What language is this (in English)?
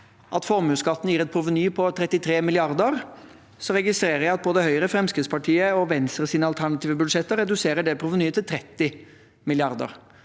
Norwegian